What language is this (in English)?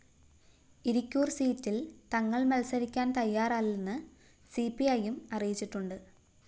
Malayalam